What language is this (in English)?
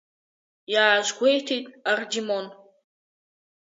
Abkhazian